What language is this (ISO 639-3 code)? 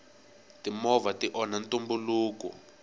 tso